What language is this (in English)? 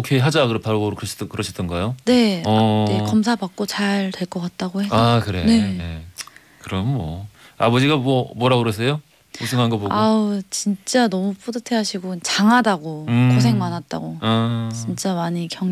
Korean